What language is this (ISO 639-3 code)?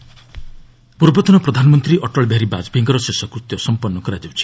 ori